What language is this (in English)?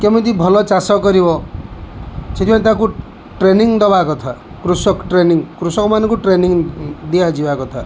Odia